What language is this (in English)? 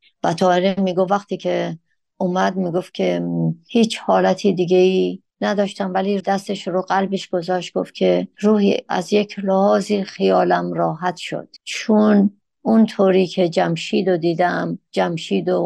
Persian